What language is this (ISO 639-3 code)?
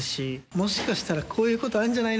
jpn